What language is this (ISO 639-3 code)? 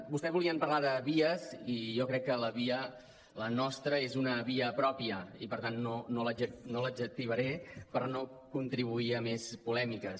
cat